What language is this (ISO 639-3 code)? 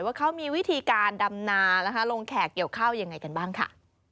tha